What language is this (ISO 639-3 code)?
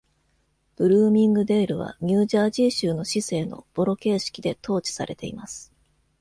jpn